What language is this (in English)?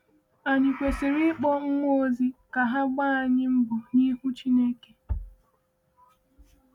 Igbo